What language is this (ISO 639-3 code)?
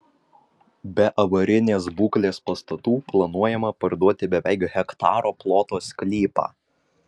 lit